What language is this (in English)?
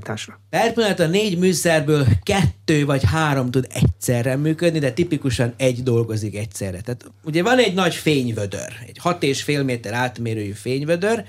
Hungarian